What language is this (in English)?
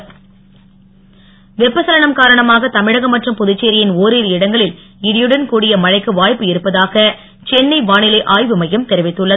Tamil